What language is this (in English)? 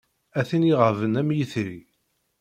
Kabyle